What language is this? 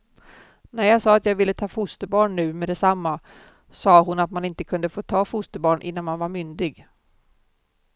Swedish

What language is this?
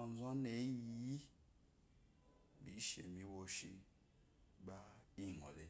Eloyi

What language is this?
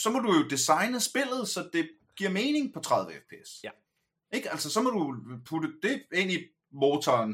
Danish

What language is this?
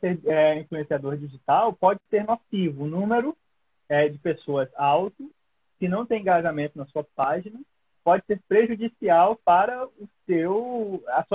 Portuguese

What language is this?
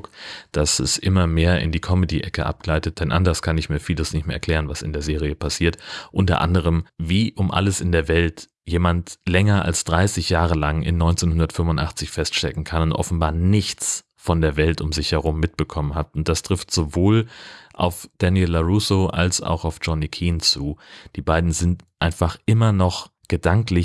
German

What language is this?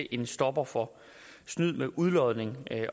Danish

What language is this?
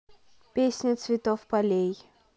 Russian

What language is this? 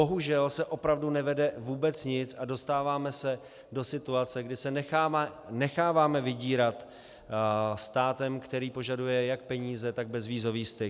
Czech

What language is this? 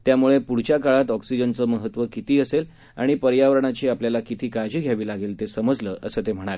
Marathi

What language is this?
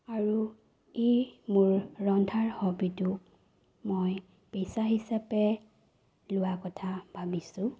Assamese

